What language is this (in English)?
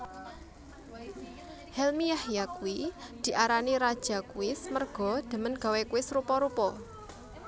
Javanese